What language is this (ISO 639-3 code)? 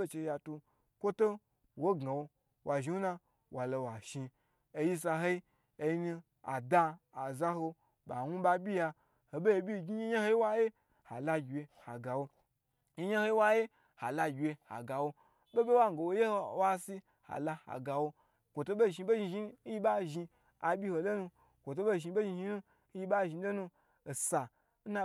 gbr